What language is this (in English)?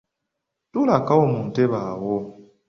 Ganda